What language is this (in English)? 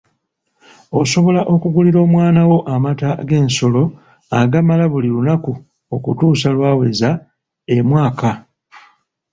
Ganda